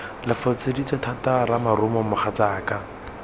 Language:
Tswana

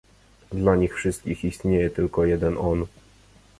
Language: Polish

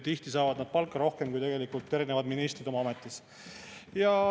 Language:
Estonian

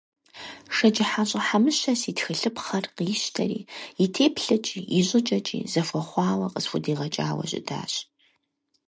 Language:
Kabardian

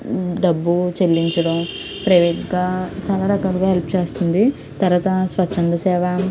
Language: Telugu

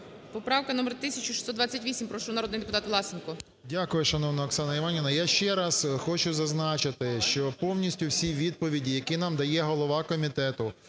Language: Ukrainian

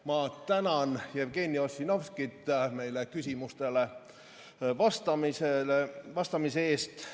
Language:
Estonian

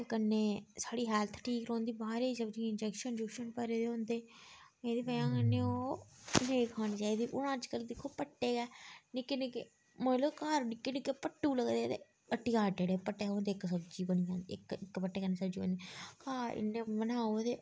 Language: Dogri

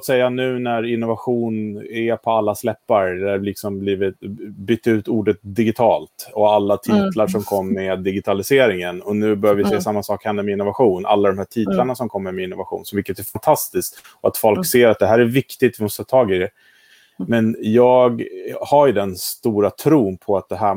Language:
Swedish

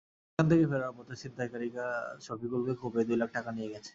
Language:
Bangla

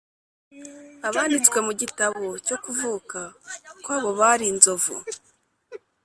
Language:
Kinyarwanda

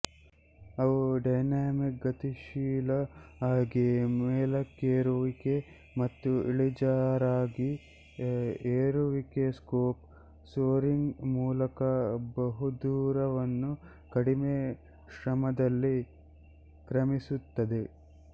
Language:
Kannada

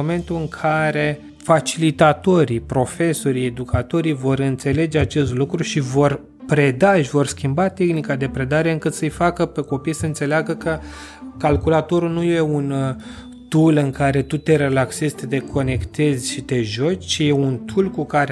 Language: Romanian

